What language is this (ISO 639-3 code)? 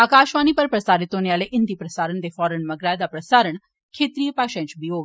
doi